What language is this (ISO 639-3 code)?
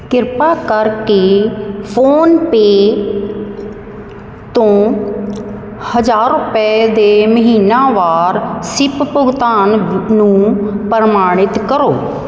pan